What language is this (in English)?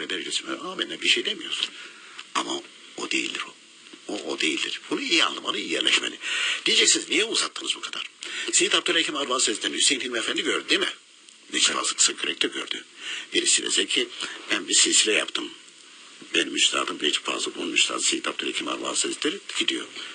Turkish